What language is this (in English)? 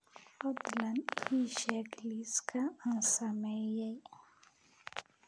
Somali